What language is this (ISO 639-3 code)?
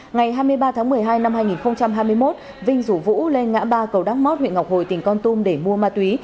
vie